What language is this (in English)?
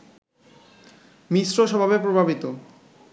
Bangla